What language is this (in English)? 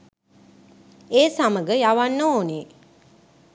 Sinhala